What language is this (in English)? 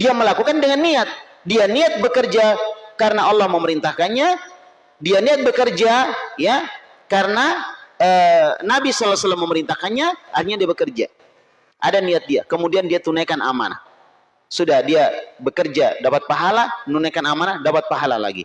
Indonesian